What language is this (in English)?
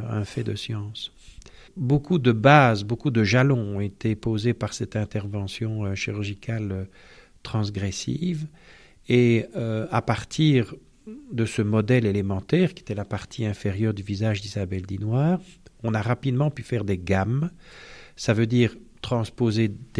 French